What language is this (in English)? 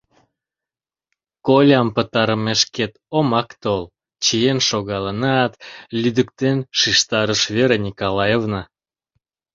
Mari